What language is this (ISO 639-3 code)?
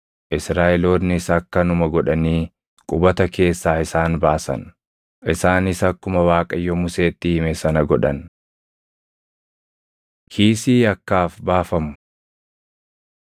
orm